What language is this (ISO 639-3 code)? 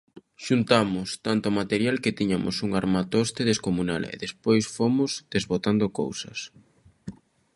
glg